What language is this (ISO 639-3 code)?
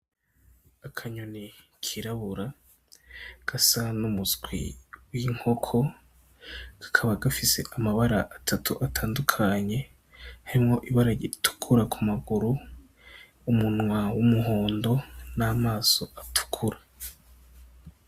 run